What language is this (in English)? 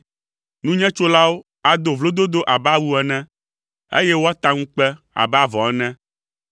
Ewe